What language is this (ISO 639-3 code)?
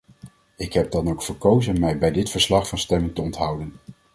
nld